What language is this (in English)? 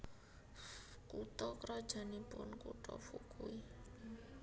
Javanese